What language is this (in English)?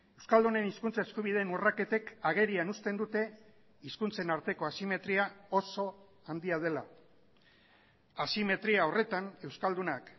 Basque